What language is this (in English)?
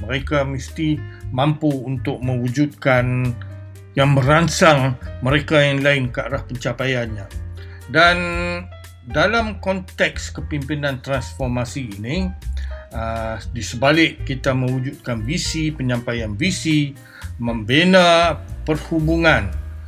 Malay